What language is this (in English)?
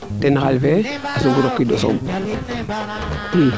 Serer